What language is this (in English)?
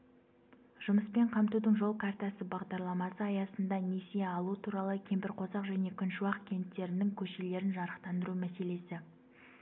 Kazakh